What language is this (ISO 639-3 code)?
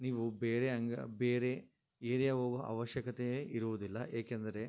kan